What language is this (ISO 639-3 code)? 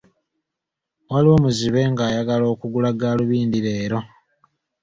lug